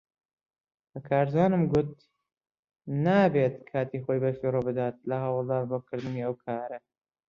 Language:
Central Kurdish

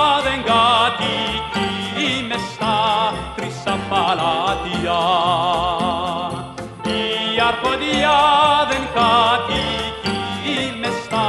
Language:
Greek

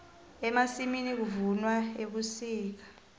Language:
South Ndebele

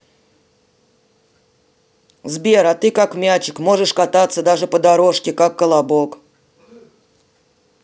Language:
Russian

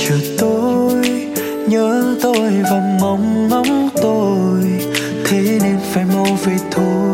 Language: Vietnamese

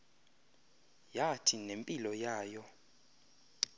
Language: Xhosa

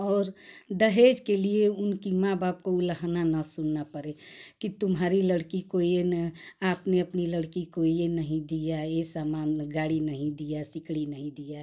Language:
Hindi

